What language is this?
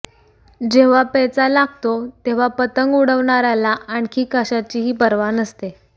Marathi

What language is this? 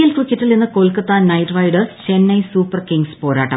Malayalam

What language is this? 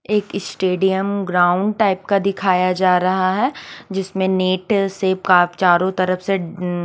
Hindi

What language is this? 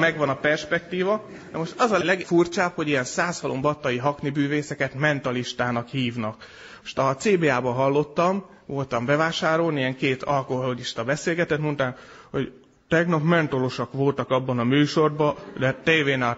Hungarian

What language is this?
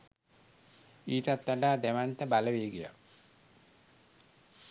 Sinhala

